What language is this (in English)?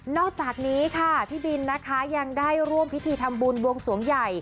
Thai